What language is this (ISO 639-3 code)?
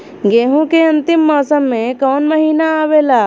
bho